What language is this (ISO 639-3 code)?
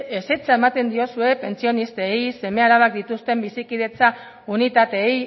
eus